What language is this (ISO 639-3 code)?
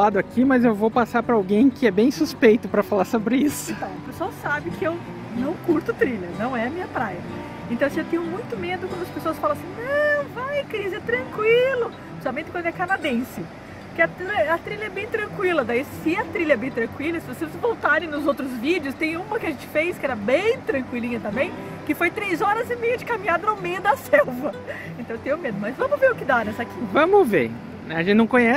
por